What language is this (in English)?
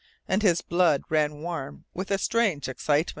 English